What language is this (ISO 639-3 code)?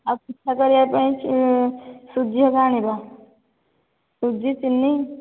ori